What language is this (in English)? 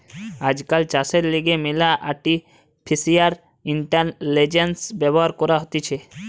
Bangla